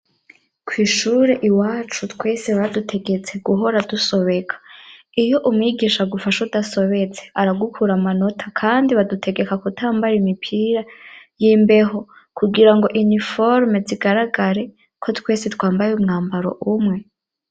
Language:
Rundi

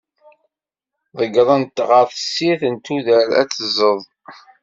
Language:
Kabyle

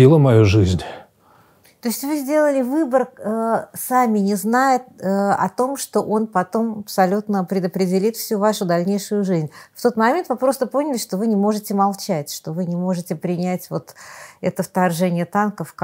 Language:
Russian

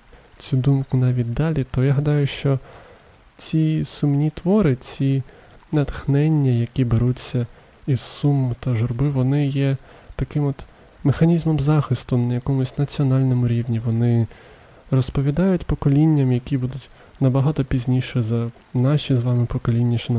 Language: Ukrainian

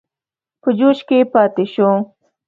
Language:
Pashto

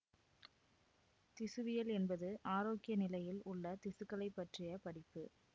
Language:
Tamil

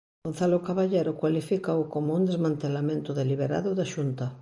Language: Galician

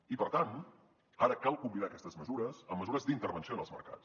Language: Catalan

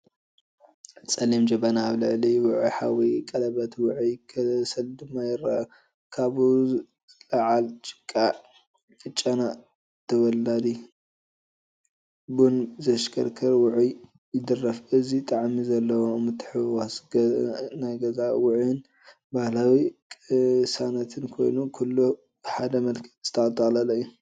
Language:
Tigrinya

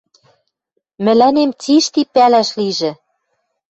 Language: Western Mari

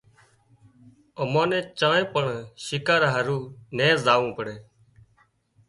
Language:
Wadiyara Koli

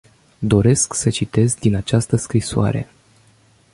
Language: Romanian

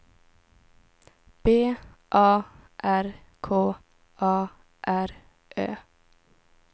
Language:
Swedish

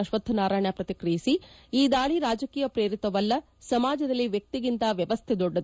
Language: Kannada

